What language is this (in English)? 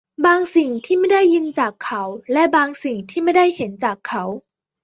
Thai